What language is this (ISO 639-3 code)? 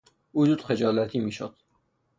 fas